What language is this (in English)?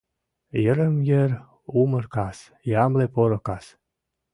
Mari